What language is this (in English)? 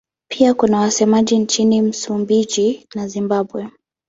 Swahili